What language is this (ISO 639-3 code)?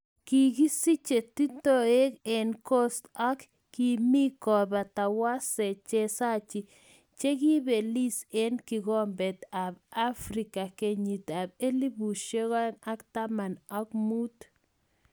kln